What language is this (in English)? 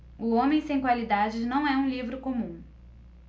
Portuguese